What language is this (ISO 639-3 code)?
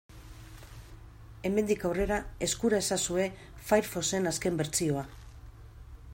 eus